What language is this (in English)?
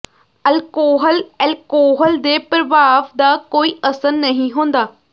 Punjabi